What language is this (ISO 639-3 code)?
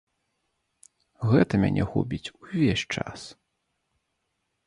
bel